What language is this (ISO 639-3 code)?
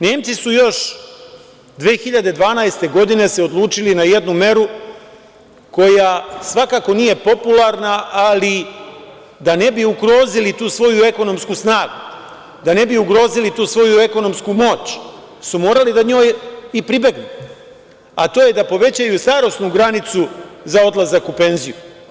srp